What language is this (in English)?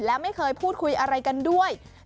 Thai